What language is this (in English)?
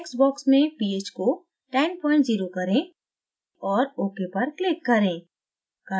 Hindi